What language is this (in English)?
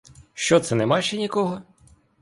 Ukrainian